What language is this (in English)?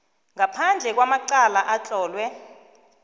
South Ndebele